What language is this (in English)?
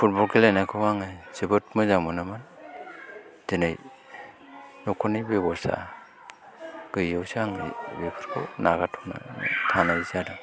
Bodo